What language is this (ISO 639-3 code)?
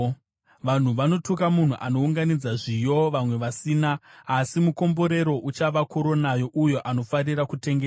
sna